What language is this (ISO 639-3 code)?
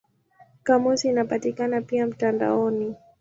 swa